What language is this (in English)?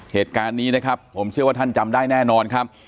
Thai